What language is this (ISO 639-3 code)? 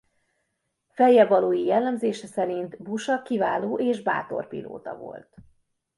hun